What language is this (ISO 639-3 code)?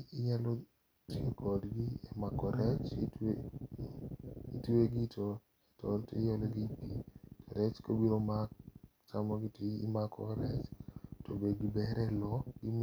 luo